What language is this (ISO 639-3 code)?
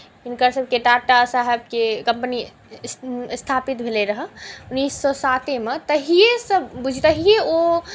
mai